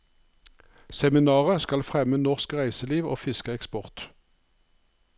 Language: Norwegian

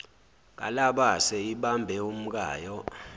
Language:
Zulu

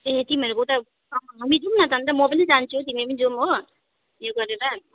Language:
Nepali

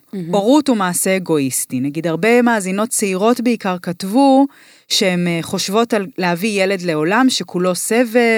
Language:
Hebrew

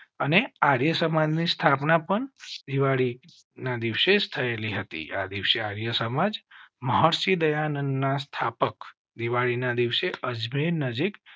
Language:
Gujarati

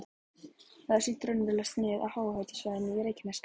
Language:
Icelandic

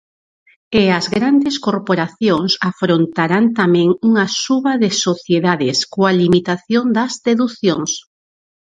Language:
Galician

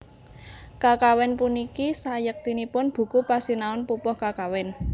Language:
Javanese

